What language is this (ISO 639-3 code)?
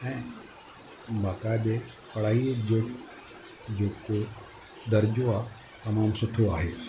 snd